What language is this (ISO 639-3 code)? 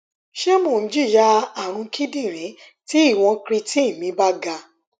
yor